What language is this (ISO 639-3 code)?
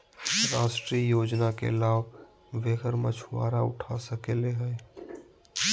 mag